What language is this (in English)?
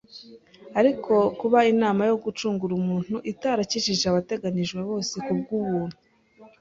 Kinyarwanda